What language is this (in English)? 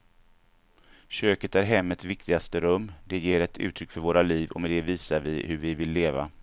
Swedish